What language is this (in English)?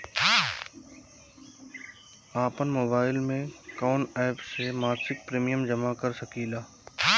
Bhojpuri